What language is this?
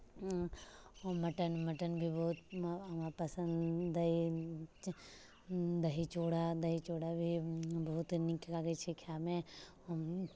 Maithili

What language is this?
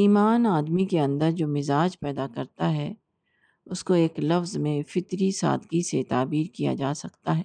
Urdu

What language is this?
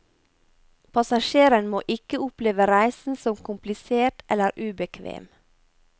Norwegian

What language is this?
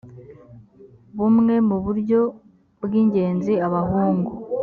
Kinyarwanda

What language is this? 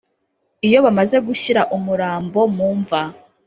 Kinyarwanda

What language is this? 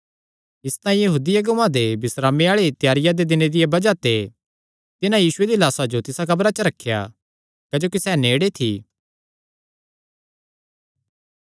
Kangri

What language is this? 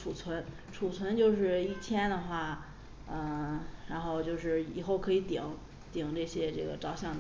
Chinese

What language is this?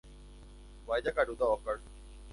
Guarani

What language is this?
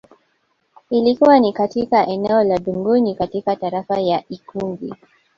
Swahili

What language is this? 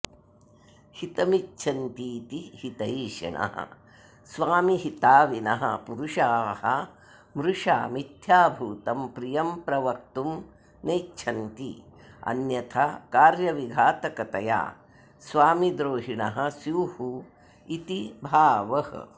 Sanskrit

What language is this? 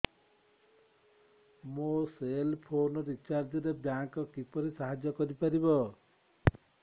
Odia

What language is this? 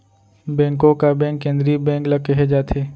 Chhattisgarhi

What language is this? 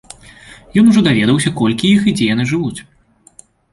Belarusian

